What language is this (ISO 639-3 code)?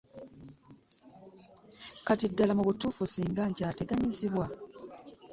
lug